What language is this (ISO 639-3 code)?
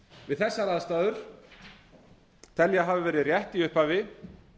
isl